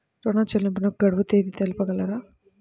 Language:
Telugu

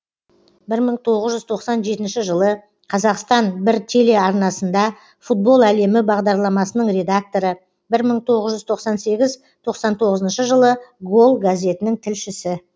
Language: Kazakh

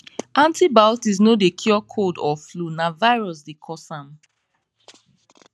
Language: Nigerian Pidgin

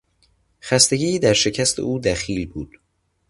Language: Persian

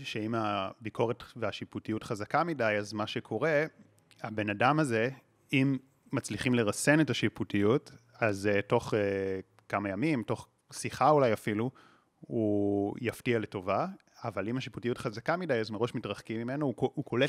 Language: Hebrew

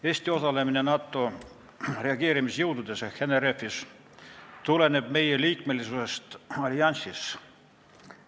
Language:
Estonian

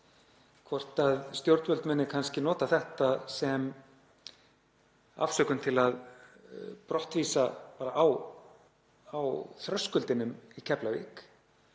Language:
Icelandic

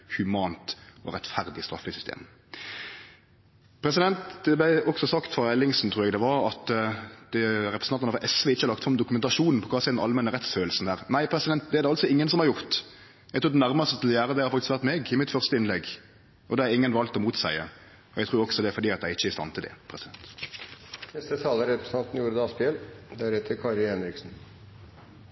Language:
Norwegian Nynorsk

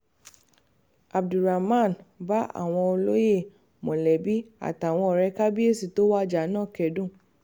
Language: Yoruba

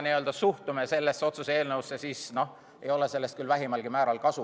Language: Estonian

